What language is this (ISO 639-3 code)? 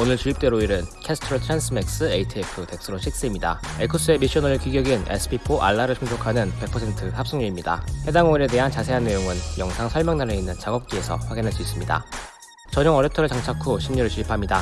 kor